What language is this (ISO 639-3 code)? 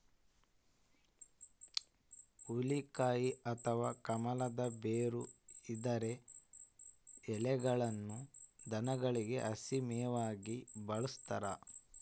kan